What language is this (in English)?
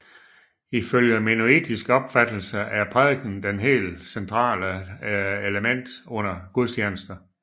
Danish